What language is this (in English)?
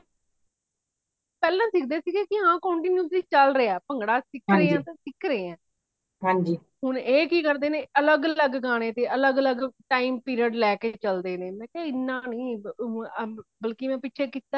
Punjabi